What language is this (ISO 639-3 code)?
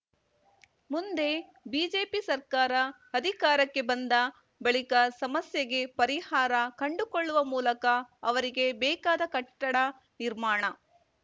kan